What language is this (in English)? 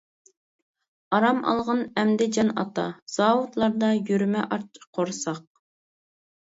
Uyghur